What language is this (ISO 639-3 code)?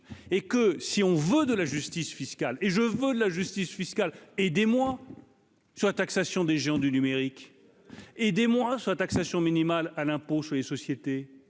fra